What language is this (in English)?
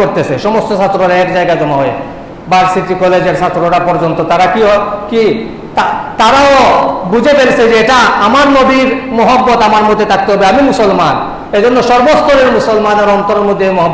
Indonesian